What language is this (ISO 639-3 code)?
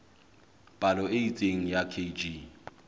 sot